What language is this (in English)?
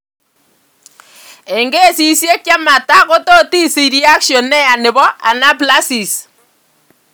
Kalenjin